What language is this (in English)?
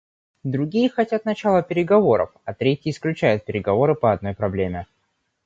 Russian